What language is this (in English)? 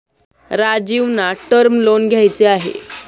Marathi